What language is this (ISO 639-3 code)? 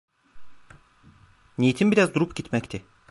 tur